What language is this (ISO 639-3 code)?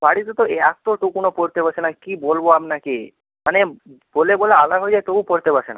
ben